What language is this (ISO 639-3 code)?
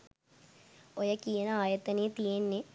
sin